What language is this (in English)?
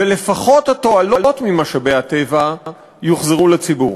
Hebrew